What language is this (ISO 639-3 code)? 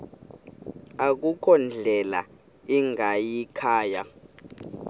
xho